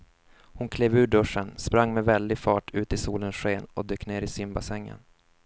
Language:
Swedish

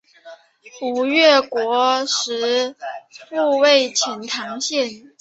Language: Chinese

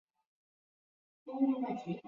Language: Chinese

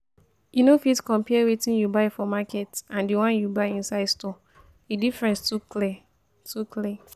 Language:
Nigerian Pidgin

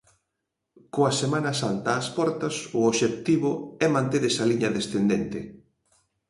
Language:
Galician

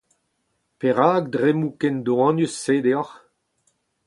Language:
Breton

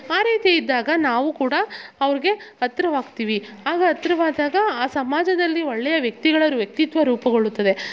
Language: Kannada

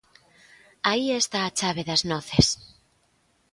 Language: Galician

